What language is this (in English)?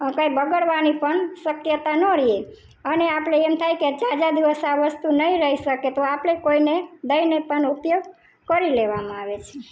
Gujarati